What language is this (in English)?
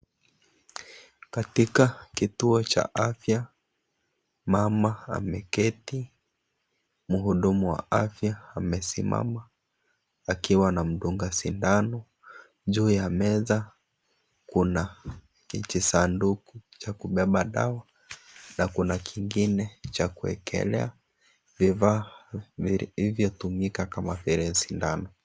Swahili